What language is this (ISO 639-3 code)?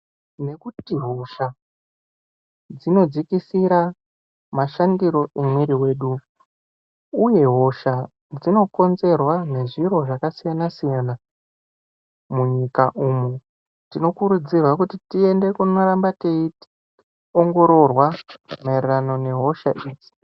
ndc